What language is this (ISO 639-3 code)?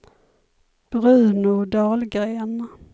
swe